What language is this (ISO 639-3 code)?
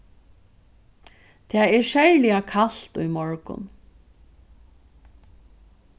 fao